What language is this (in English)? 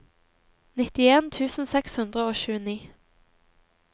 Norwegian